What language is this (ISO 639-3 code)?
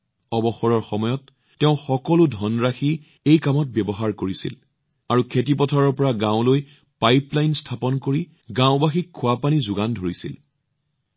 asm